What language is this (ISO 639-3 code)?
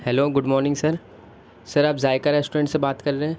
urd